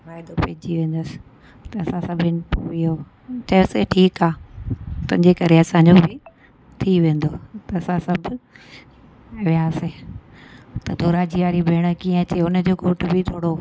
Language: Sindhi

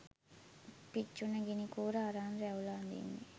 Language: Sinhala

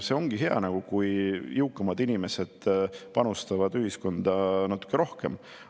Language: Estonian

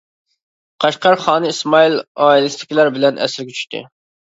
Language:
Uyghur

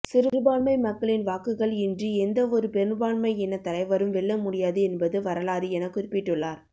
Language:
Tamil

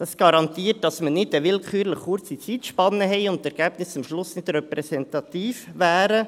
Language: Swiss German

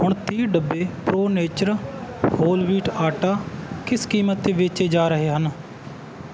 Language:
Punjabi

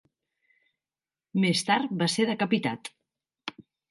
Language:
Catalan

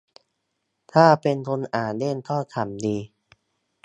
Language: Thai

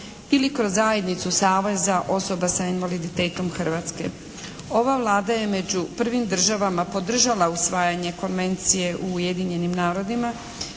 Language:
Croatian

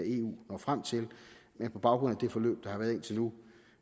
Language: Danish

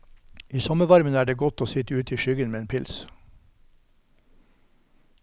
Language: Norwegian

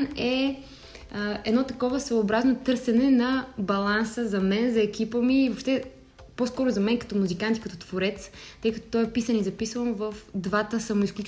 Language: Bulgarian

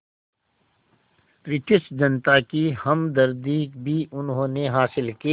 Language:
Hindi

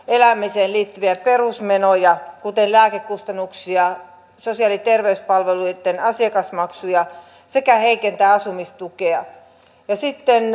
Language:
Finnish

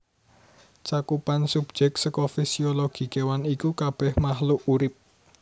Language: Javanese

